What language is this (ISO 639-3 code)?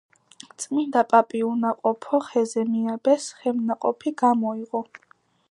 kat